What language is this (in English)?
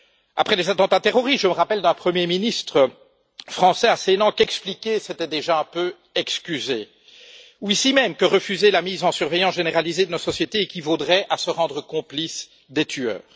French